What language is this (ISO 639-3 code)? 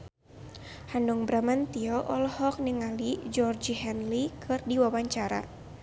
sun